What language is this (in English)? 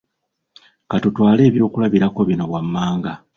Ganda